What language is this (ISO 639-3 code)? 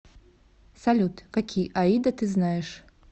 rus